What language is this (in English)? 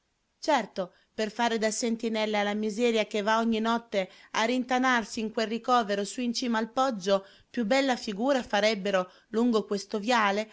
Italian